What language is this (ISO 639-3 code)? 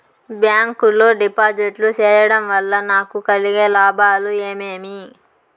tel